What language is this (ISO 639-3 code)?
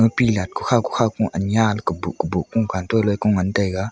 nnp